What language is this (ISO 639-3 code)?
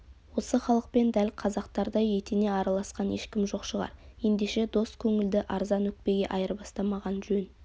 kaz